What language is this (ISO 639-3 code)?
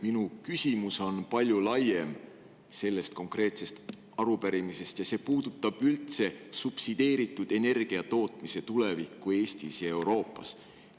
est